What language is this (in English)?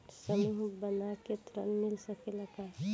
Bhojpuri